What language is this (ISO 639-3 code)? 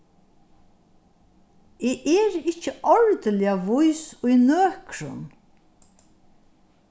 fao